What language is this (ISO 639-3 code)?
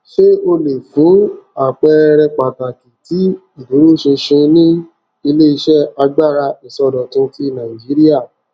yor